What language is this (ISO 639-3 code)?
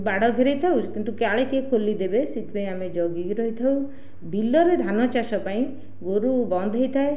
ori